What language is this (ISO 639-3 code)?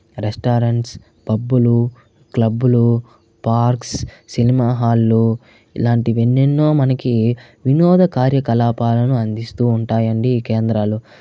tel